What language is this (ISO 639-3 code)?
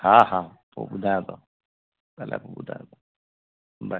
snd